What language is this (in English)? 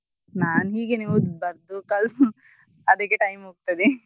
Kannada